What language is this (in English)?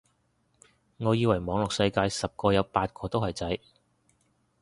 Cantonese